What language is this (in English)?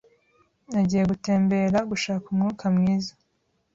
Kinyarwanda